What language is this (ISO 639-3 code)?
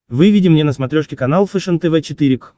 rus